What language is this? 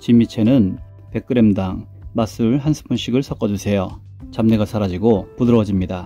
Korean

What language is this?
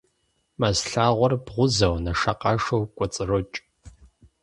Kabardian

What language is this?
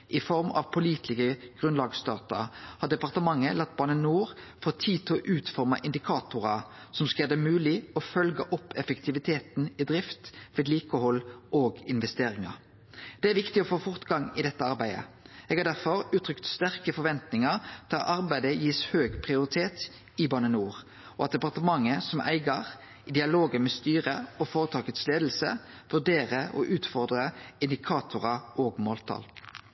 Norwegian Nynorsk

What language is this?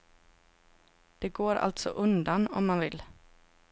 Swedish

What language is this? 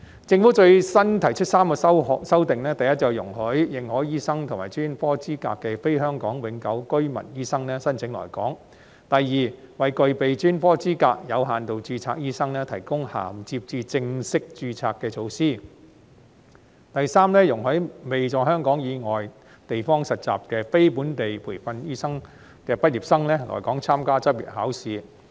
Cantonese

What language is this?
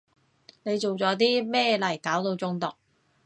Cantonese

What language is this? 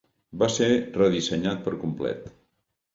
Catalan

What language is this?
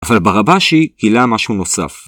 Hebrew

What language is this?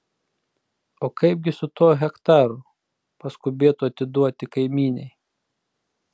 Lithuanian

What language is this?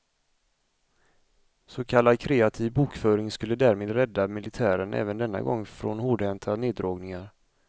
Swedish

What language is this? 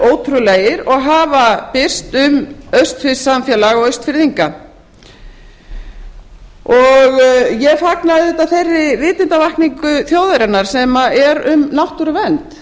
Icelandic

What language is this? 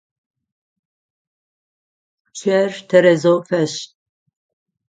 Adyghe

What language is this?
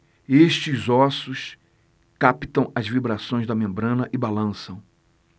Portuguese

